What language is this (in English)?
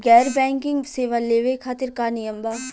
Bhojpuri